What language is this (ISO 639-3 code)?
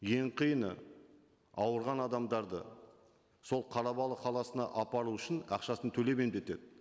kaz